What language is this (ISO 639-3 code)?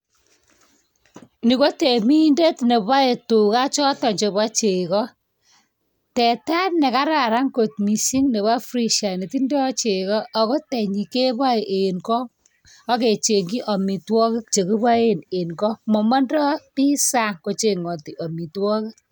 kln